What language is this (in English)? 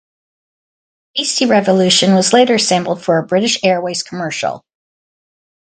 English